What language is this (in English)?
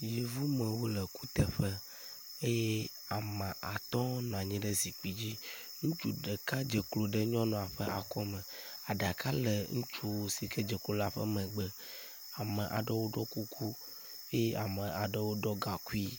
Ewe